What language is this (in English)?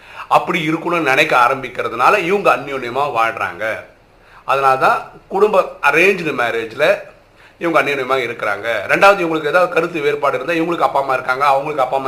Tamil